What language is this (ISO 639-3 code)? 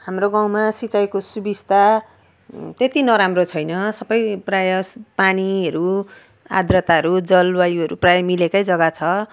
nep